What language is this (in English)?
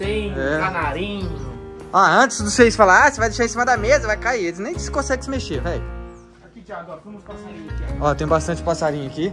Portuguese